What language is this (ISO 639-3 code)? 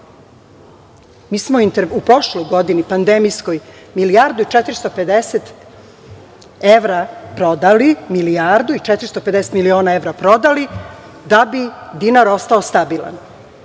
srp